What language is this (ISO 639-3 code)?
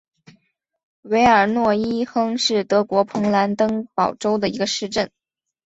zho